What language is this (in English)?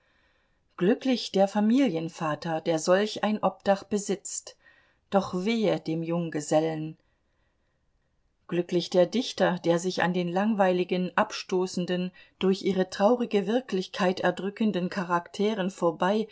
German